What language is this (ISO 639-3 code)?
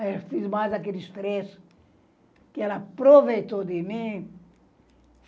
por